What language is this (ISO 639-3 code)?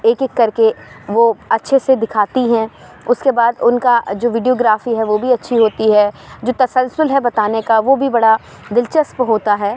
urd